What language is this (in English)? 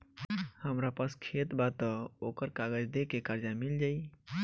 Bhojpuri